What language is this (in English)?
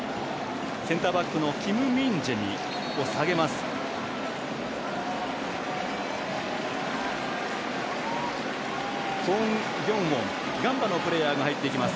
Japanese